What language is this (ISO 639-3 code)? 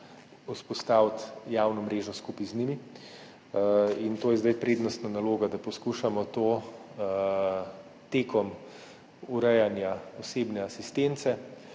slv